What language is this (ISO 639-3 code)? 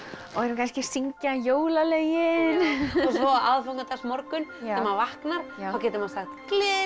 isl